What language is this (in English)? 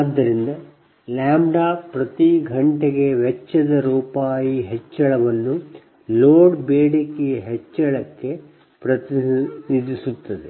Kannada